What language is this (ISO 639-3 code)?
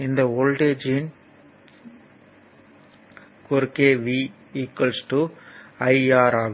tam